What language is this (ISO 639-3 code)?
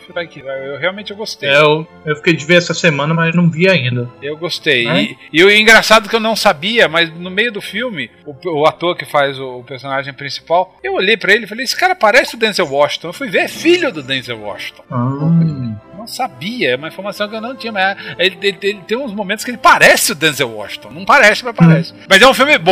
por